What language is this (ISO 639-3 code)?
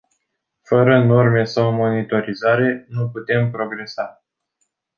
ron